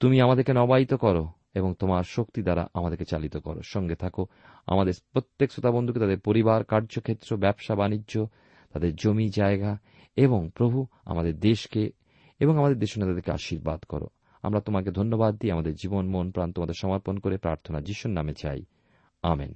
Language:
Bangla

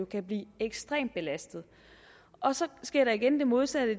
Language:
Danish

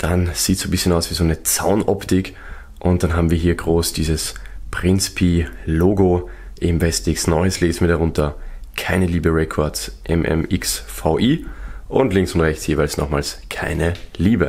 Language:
German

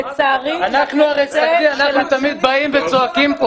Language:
Hebrew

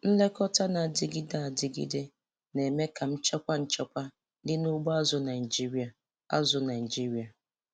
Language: Igbo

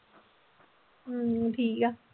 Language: Punjabi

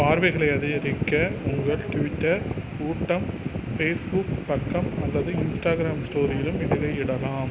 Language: Tamil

